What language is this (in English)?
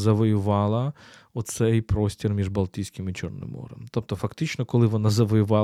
Ukrainian